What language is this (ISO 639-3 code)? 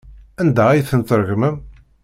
kab